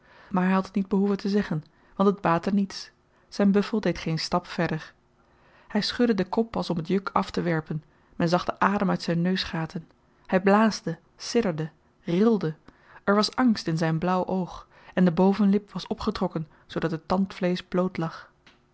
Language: Dutch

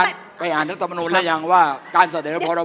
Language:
Thai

